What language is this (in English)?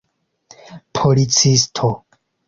Esperanto